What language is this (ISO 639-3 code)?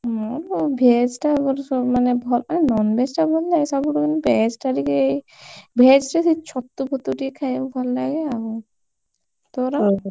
ori